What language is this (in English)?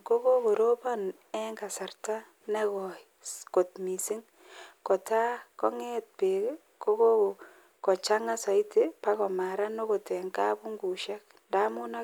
Kalenjin